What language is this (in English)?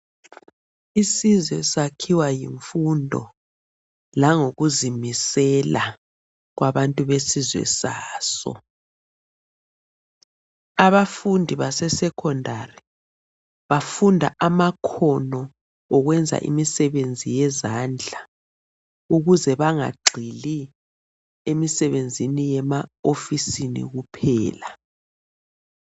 North Ndebele